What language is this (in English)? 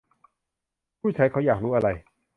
Thai